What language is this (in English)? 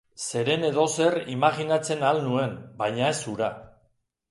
Basque